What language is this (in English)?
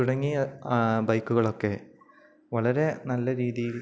Malayalam